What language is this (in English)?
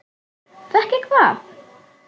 Icelandic